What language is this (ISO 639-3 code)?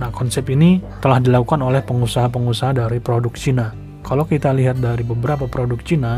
ind